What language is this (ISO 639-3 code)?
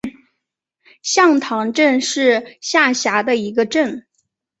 zho